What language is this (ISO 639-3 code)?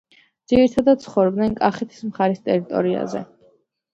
kat